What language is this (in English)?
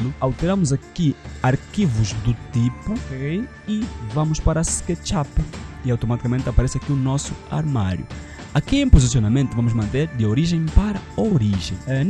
Portuguese